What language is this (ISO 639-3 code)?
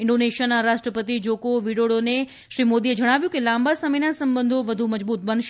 guj